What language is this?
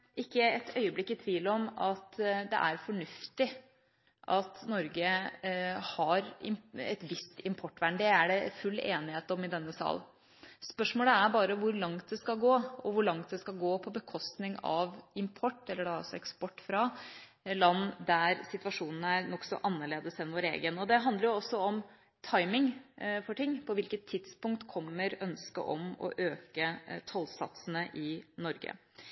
Norwegian Bokmål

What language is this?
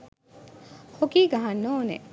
Sinhala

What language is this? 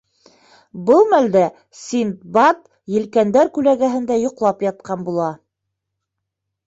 Bashkir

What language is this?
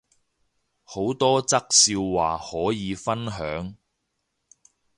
Cantonese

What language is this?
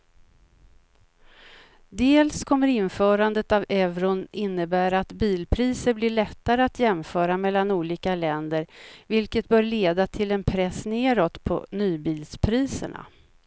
Swedish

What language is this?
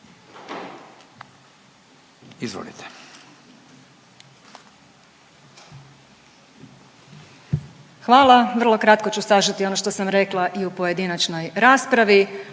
Croatian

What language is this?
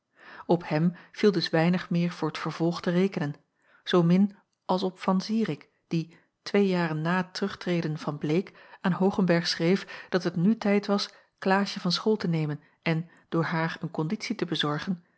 Dutch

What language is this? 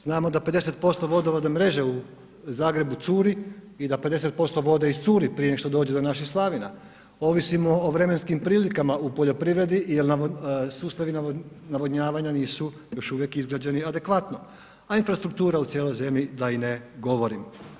Croatian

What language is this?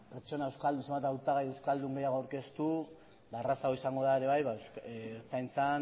Basque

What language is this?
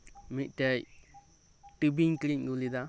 Santali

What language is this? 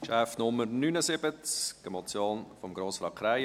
Swiss German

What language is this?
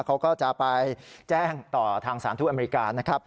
Thai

